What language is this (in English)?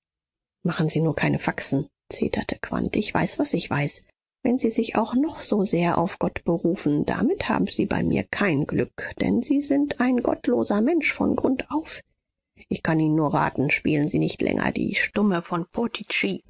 German